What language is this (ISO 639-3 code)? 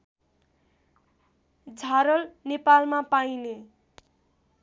nep